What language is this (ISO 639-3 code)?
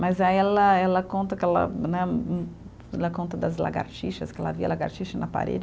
por